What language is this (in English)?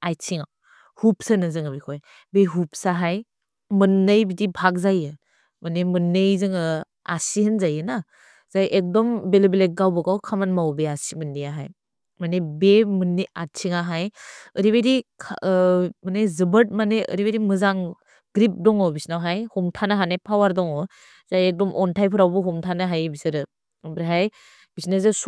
Bodo